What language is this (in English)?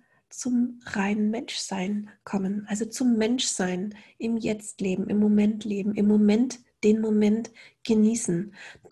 German